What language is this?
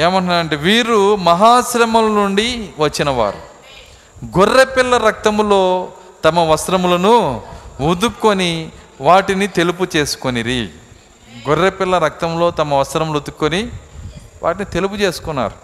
Telugu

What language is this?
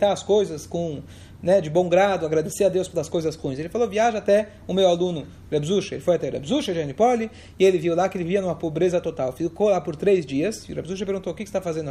Portuguese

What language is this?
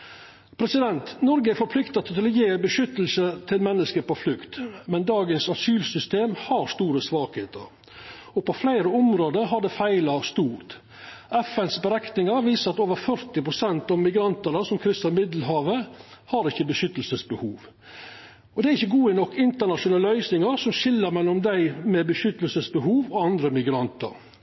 Norwegian Nynorsk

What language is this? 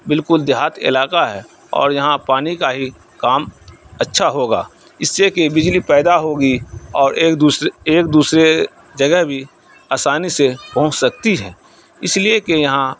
Urdu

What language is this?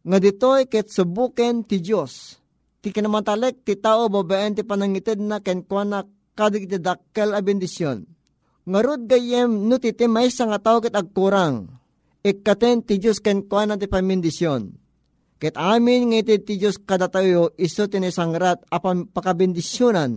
Filipino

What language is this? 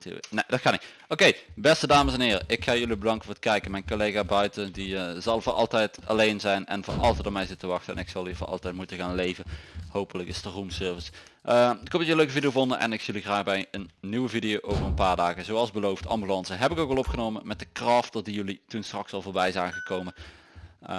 Dutch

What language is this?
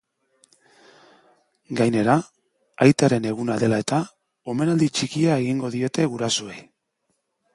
Basque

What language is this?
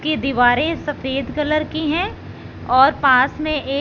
Hindi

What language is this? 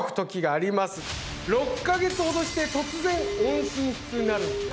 Japanese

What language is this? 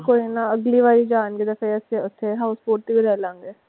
Punjabi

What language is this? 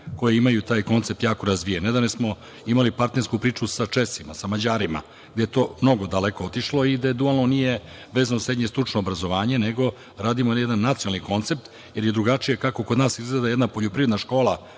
Serbian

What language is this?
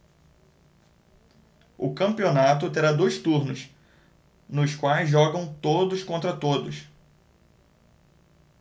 Portuguese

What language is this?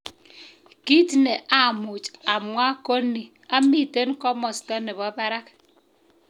Kalenjin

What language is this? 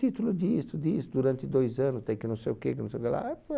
Portuguese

